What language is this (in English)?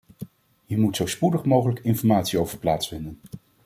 Dutch